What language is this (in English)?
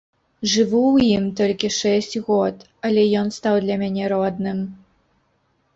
Belarusian